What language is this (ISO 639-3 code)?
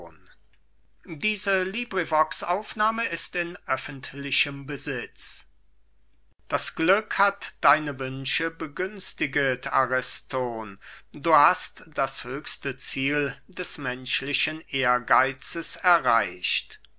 deu